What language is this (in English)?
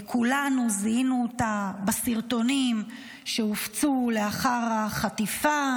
Hebrew